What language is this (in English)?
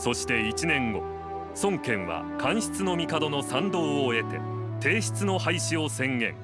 Japanese